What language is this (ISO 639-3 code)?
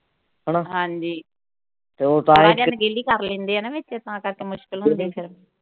pan